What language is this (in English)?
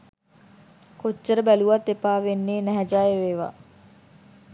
Sinhala